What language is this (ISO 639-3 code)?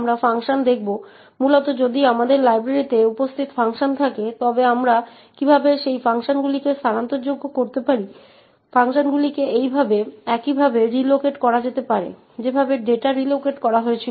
ben